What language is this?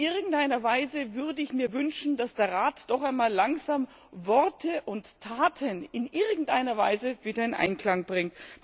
German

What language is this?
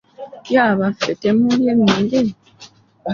Ganda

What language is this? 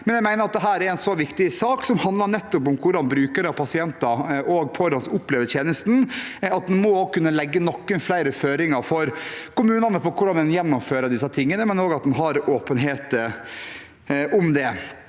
Norwegian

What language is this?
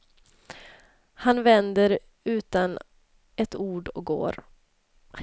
Swedish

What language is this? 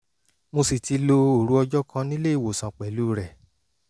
Yoruba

